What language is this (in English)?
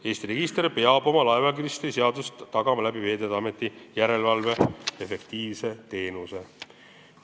Estonian